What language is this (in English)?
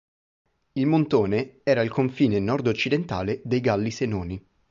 Italian